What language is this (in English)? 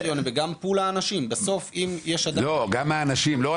Hebrew